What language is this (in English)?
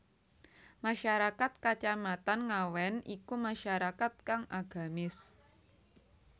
Javanese